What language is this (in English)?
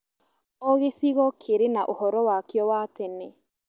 Kikuyu